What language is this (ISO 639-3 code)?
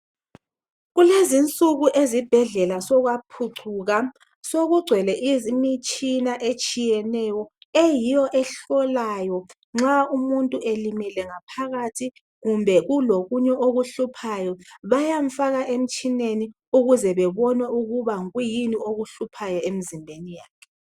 nde